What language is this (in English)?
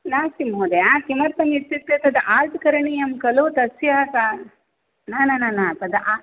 Sanskrit